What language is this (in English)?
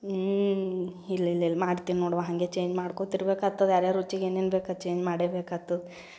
Kannada